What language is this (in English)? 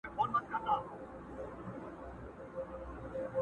Pashto